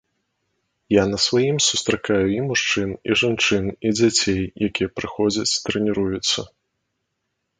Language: Belarusian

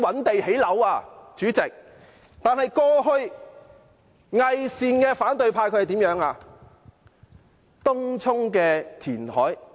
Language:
Cantonese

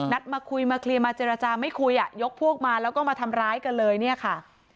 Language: Thai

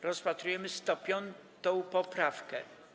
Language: Polish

